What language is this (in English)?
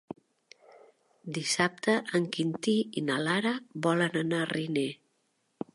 Catalan